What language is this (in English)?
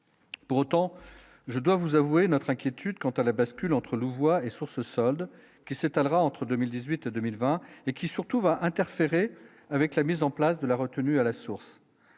French